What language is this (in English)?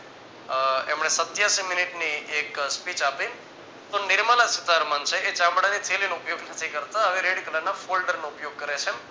Gujarati